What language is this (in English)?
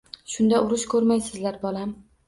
Uzbek